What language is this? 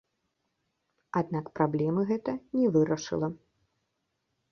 Belarusian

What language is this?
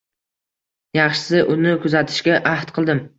Uzbek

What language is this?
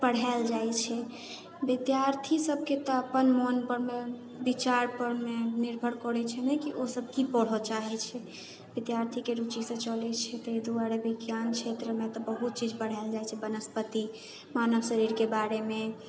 Maithili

